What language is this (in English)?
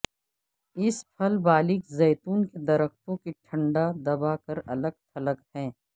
Urdu